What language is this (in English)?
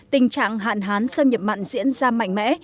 Vietnamese